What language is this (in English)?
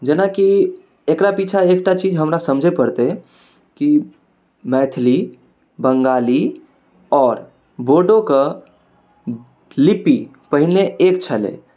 Maithili